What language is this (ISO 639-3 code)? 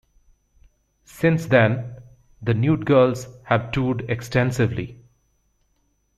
eng